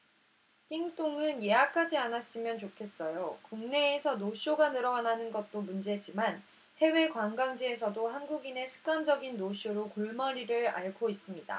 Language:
Korean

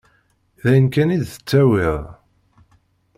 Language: Kabyle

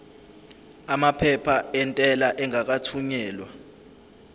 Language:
Zulu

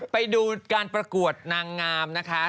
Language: Thai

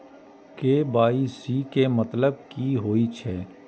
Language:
Maithili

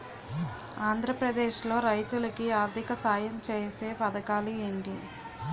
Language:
Telugu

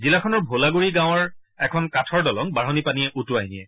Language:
Assamese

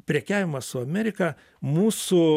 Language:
Lithuanian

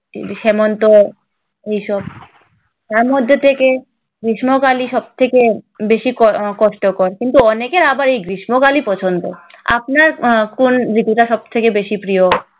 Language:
Bangla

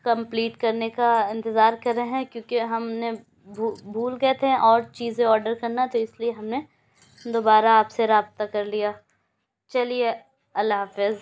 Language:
Urdu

